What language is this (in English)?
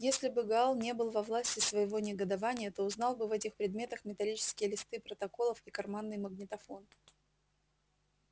Russian